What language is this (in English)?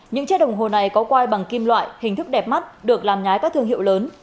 Vietnamese